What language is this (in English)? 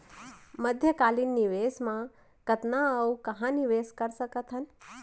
Chhattisgarhi